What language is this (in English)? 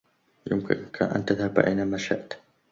Arabic